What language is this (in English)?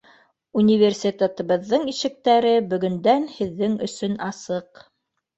Bashkir